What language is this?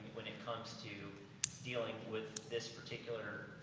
English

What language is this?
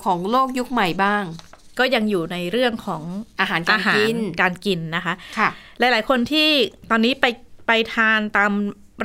Thai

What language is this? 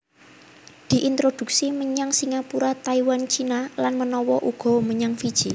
Javanese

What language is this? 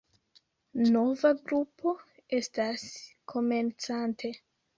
Esperanto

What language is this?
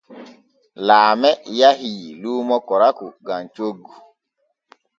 Borgu Fulfulde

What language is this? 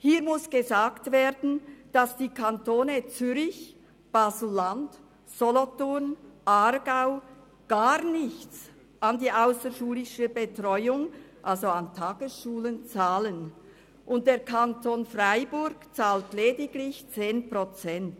Swiss German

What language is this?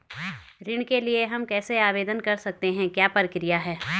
Hindi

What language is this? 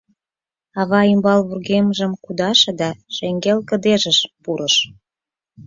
Mari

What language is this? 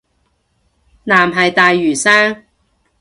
Cantonese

